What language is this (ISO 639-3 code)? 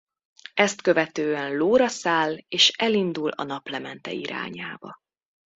hun